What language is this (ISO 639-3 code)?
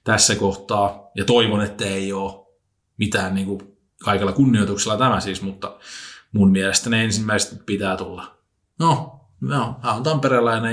fin